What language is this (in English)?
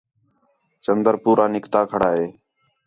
Khetrani